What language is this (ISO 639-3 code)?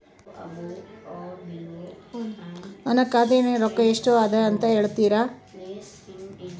kan